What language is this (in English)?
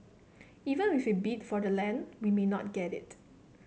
English